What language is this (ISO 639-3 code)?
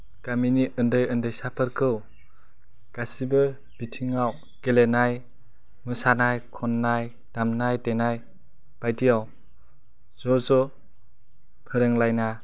brx